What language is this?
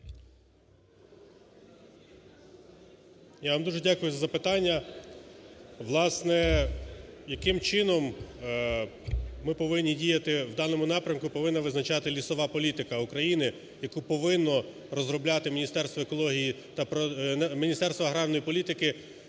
Ukrainian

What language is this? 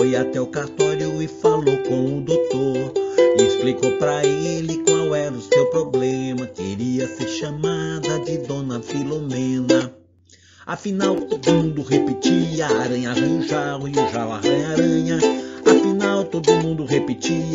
Portuguese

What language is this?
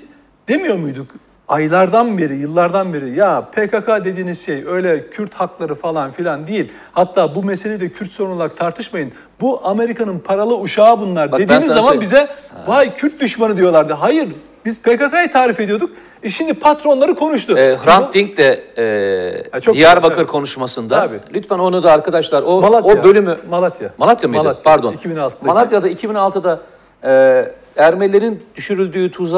Turkish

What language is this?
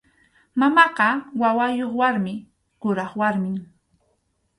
Arequipa-La Unión Quechua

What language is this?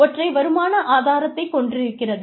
Tamil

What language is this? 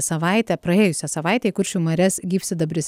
Lithuanian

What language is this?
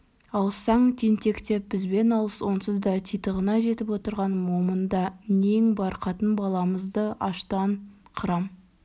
Kazakh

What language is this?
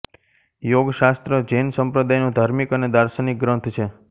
Gujarati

